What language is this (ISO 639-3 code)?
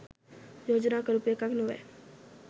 sin